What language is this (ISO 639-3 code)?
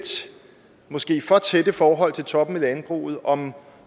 dan